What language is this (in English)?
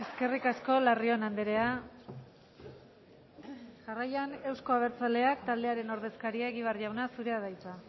Basque